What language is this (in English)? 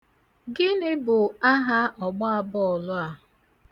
Igbo